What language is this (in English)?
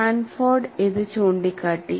Malayalam